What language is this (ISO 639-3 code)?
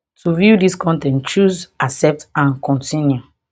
pcm